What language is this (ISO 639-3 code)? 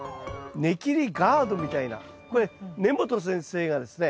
jpn